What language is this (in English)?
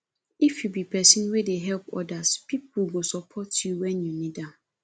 Nigerian Pidgin